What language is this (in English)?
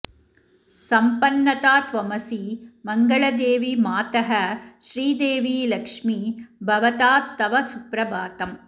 Sanskrit